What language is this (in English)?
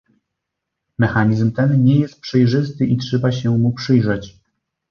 Polish